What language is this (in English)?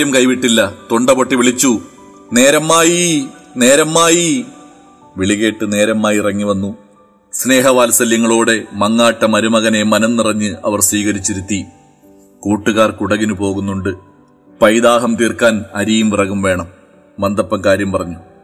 Malayalam